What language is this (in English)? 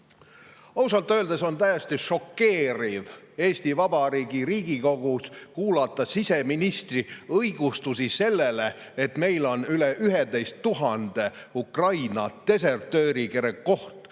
Estonian